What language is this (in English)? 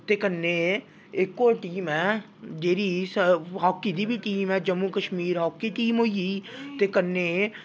Dogri